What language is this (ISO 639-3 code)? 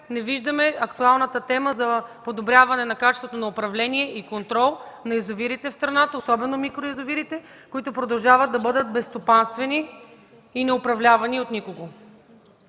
bul